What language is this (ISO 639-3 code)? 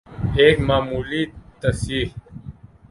urd